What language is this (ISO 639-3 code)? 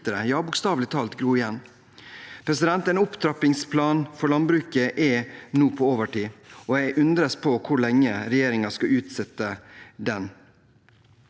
nor